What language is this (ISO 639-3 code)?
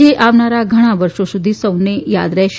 guj